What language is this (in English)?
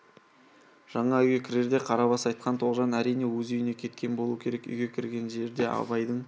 Kazakh